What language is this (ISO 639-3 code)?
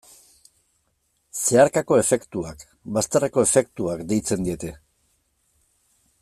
eus